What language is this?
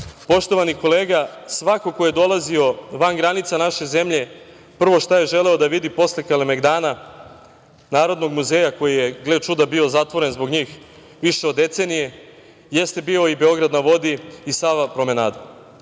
Serbian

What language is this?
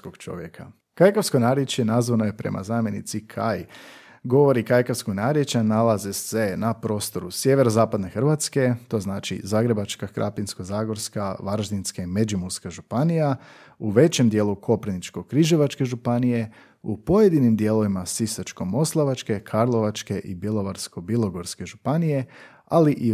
Croatian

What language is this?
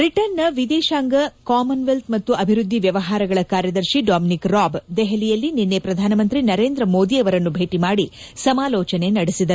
Kannada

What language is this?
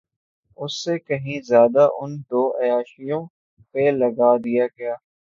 Urdu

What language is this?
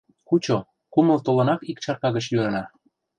Mari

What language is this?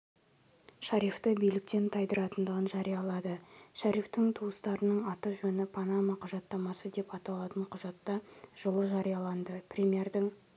Kazakh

